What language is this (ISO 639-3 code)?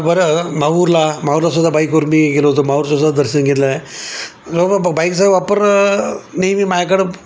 mar